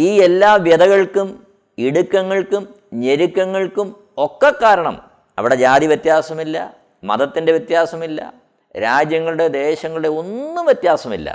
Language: Malayalam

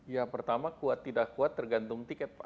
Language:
Indonesian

